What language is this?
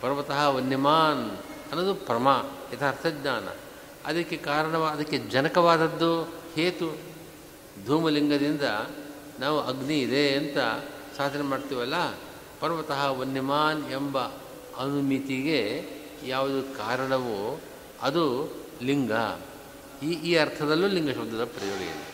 Kannada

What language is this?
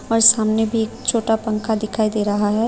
Hindi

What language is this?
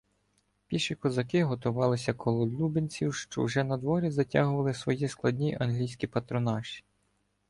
Ukrainian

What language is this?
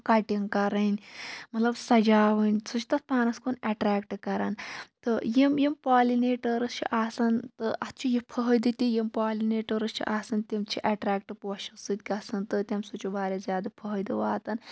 Kashmiri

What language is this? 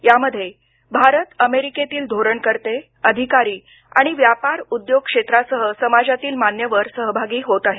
Marathi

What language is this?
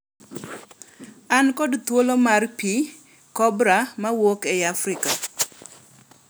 Luo (Kenya and Tanzania)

